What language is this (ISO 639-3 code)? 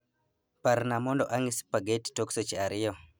luo